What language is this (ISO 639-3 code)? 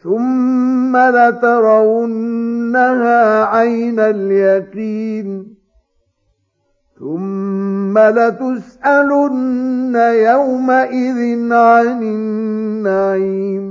ara